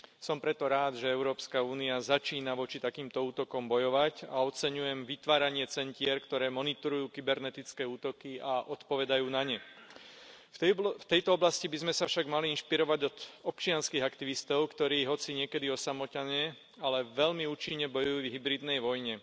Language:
Slovak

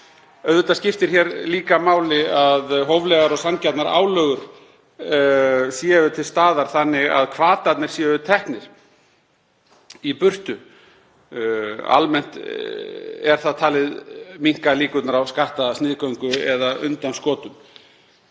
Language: Icelandic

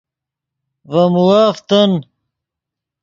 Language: Yidgha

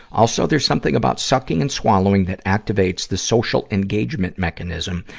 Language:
English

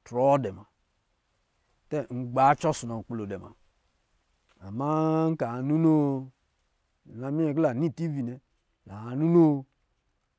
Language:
Lijili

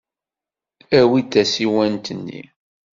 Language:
Kabyle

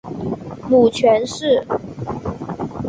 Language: Chinese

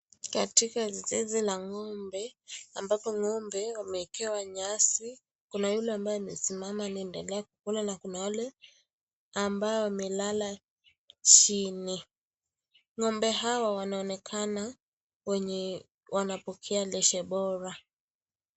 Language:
Swahili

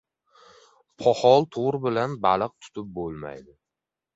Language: Uzbek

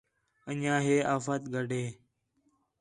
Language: Khetrani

